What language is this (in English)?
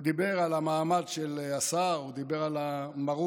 Hebrew